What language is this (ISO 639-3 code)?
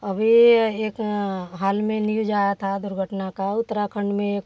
hin